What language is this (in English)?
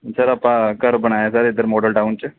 Punjabi